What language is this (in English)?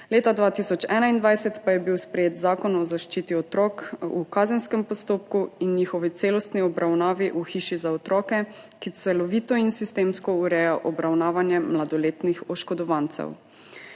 Slovenian